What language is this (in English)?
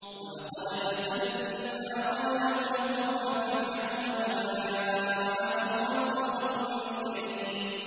Arabic